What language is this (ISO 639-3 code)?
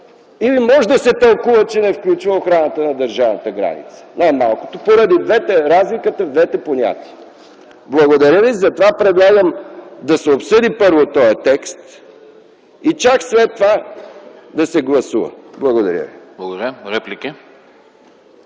bul